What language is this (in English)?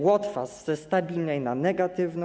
Polish